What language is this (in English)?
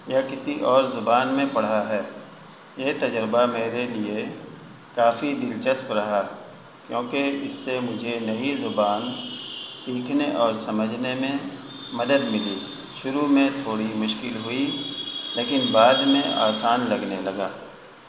Urdu